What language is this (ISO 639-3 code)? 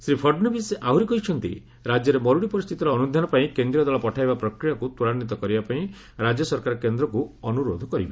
ori